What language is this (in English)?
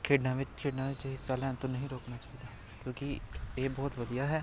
Punjabi